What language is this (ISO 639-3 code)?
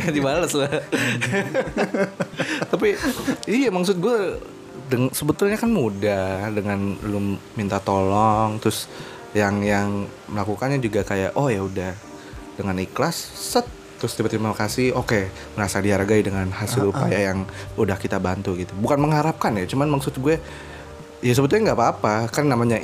ind